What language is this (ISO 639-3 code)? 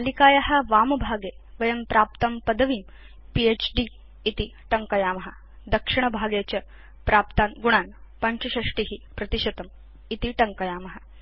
san